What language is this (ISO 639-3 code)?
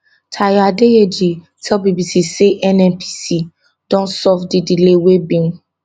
pcm